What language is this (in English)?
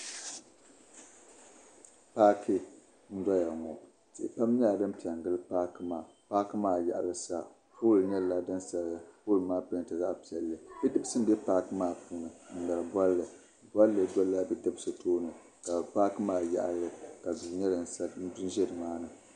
Dagbani